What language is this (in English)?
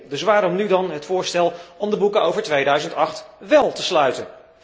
Dutch